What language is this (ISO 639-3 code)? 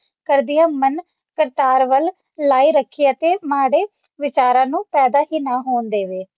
pan